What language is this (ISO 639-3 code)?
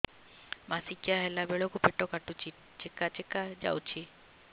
ori